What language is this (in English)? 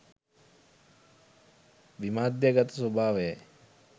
Sinhala